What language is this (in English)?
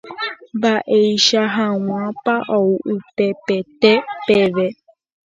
Guarani